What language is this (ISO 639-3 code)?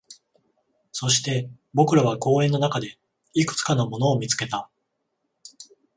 jpn